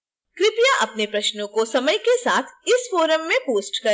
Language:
Hindi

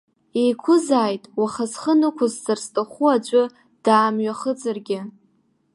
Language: Abkhazian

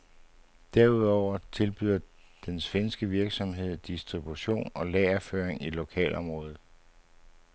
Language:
Danish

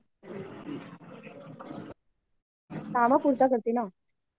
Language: Marathi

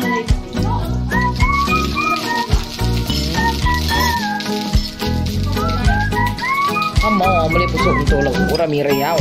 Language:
Thai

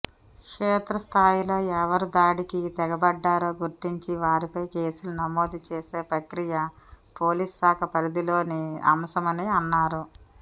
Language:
Telugu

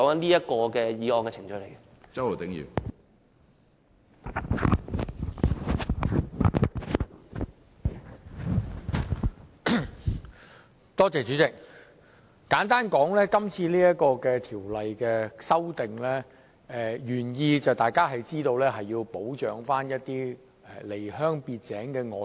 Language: Cantonese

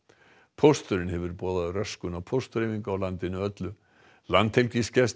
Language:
Icelandic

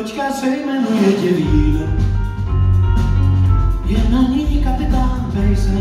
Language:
Romanian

